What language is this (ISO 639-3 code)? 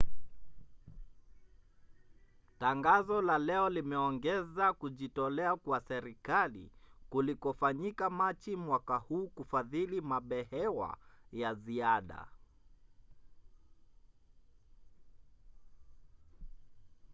swa